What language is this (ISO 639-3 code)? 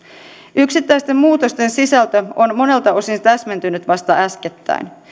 fin